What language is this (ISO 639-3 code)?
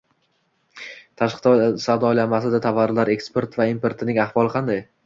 uzb